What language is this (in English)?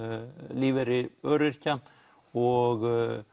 Icelandic